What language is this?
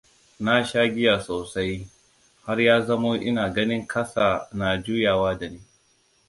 Hausa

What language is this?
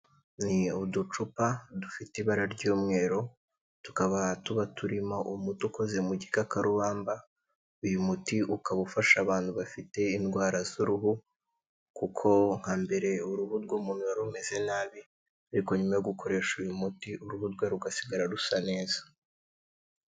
Kinyarwanda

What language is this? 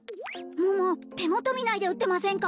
Japanese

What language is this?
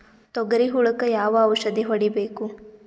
Kannada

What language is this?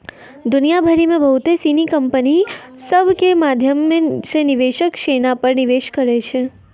Maithili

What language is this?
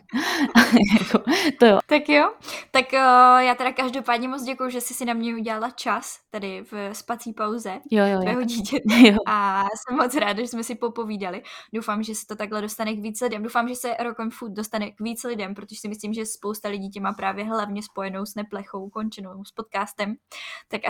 Czech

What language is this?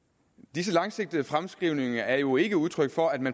Danish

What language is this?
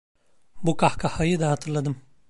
Turkish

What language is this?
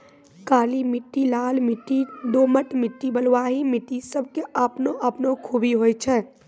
Maithili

